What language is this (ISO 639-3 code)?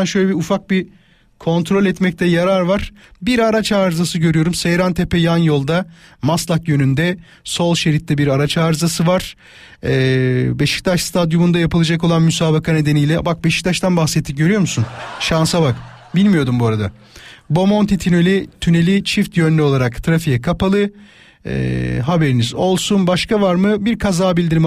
tur